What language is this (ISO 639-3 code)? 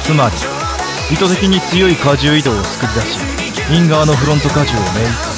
jpn